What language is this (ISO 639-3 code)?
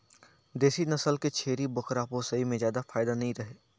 hne